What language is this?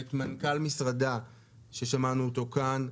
Hebrew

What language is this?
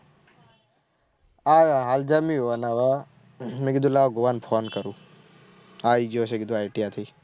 Gujarati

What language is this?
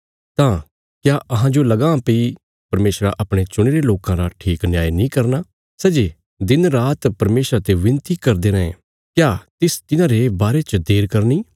Bilaspuri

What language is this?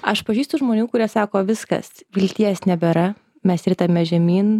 Lithuanian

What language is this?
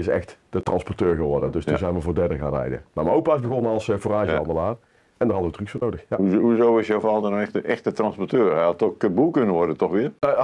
Dutch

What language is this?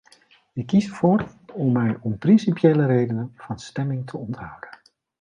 Dutch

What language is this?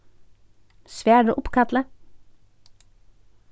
Faroese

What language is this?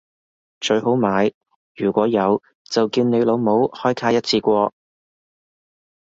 Cantonese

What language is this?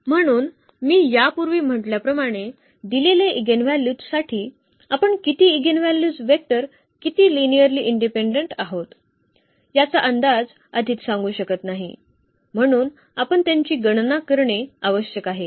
Marathi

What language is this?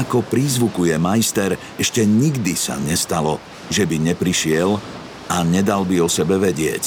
Slovak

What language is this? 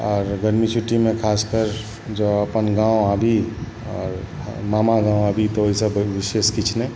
Maithili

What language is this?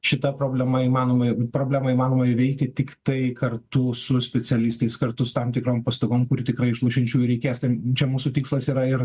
Lithuanian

